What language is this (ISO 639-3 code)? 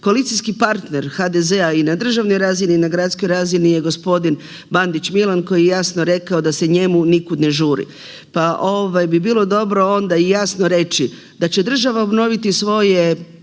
hrv